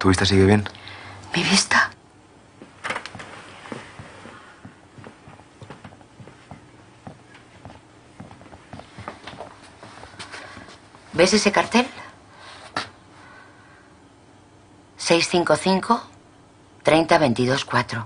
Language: Spanish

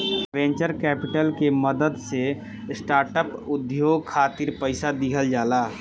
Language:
Bhojpuri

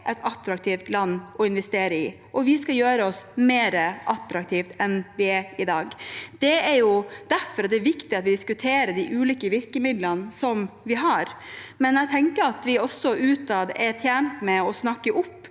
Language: Norwegian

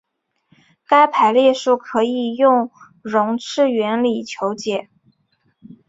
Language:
Chinese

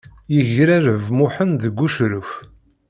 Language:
Kabyle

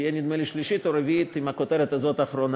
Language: Hebrew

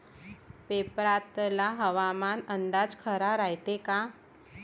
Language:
Marathi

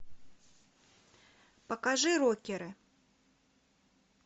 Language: Russian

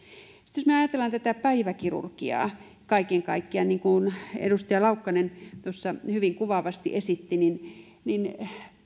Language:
Finnish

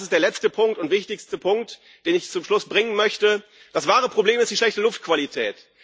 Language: German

